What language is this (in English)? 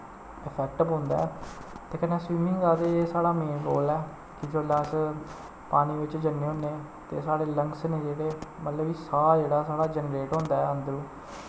Dogri